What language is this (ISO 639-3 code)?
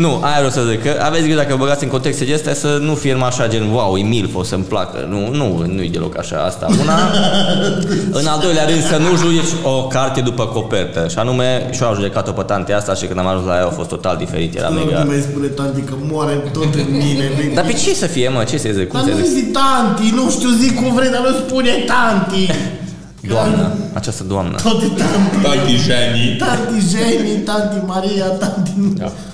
ron